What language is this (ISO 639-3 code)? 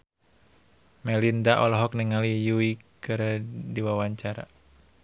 sun